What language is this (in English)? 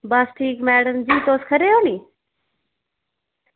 Dogri